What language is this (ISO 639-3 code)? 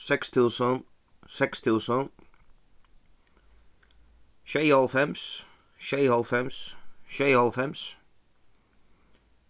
fao